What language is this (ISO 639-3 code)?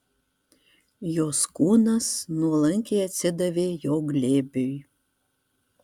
lit